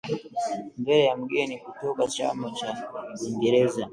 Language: Swahili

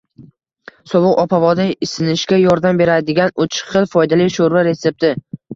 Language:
Uzbek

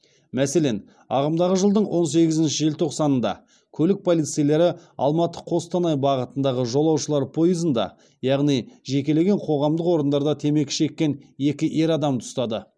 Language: Kazakh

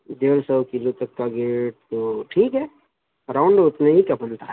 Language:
Urdu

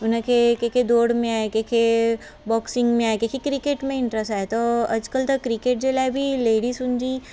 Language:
Sindhi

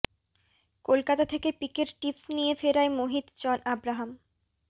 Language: Bangla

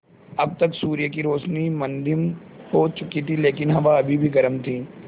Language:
Hindi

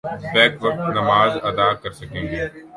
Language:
Urdu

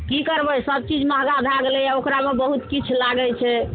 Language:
Maithili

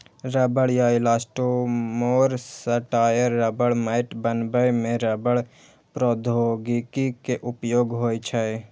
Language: Maithili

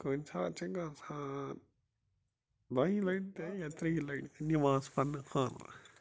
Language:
Kashmiri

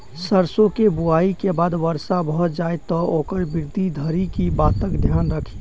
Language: Maithili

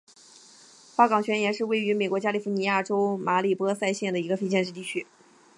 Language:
Chinese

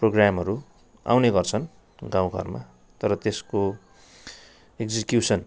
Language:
Nepali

